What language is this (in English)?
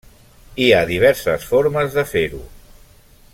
Catalan